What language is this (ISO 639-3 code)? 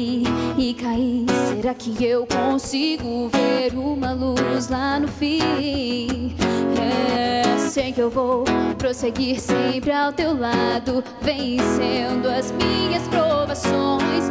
por